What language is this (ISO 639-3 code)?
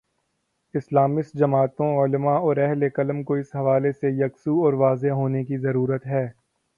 urd